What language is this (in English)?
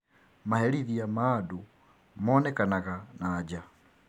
Kikuyu